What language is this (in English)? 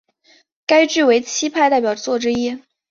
Chinese